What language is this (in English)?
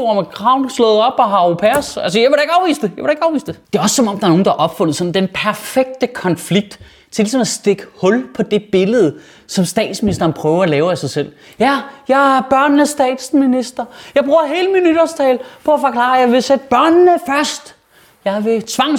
Danish